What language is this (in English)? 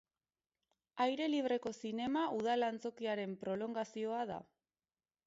Basque